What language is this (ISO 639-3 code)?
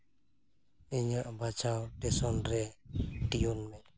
sat